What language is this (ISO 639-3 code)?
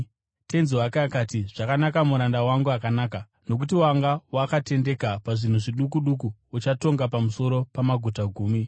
sna